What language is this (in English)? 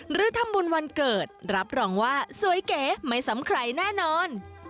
Thai